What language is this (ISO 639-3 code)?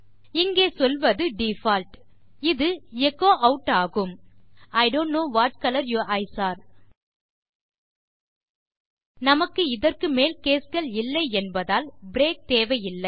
tam